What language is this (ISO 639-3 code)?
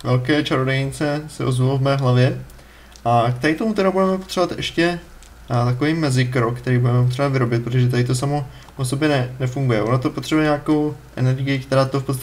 ces